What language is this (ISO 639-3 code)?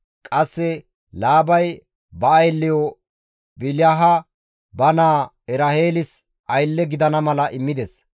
gmv